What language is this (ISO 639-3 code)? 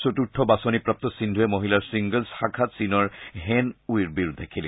asm